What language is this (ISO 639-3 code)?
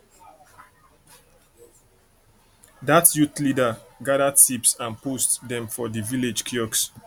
pcm